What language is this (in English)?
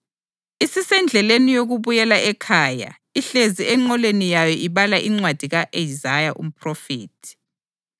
North Ndebele